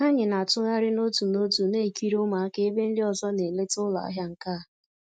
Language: Igbo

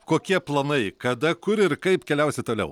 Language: Lithuanian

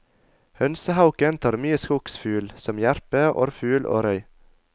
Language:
Norwegian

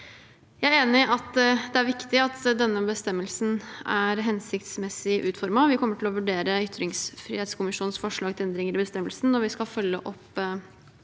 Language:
Norwegian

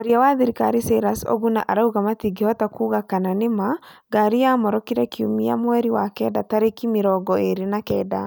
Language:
Kikuyu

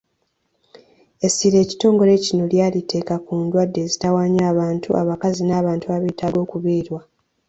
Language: Ganda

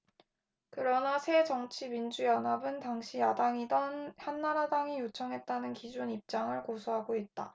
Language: Korean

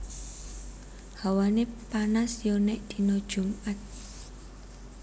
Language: Javanese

